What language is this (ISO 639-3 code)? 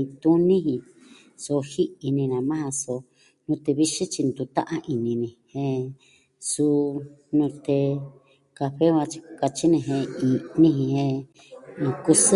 meh